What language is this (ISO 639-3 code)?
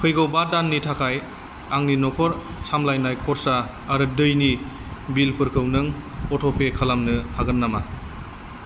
brx